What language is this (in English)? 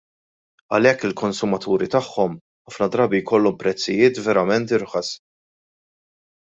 Maltese